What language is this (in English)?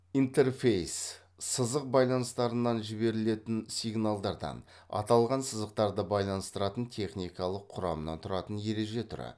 Kazakh